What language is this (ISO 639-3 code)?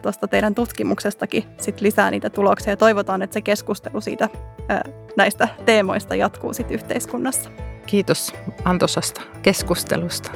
fin